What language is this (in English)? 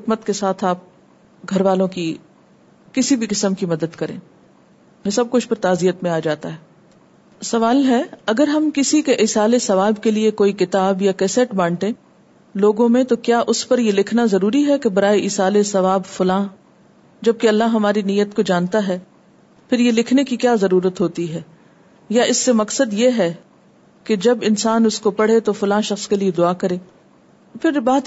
Urdu